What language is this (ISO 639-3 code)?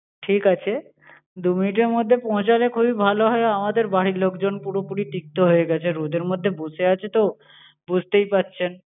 ben